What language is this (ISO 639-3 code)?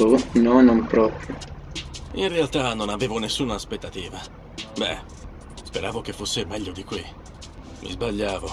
ita